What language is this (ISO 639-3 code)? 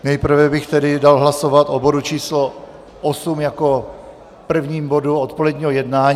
ces